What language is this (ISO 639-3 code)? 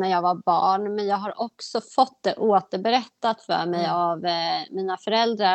swe